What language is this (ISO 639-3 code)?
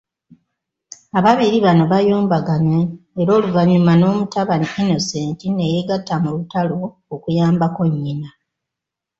lug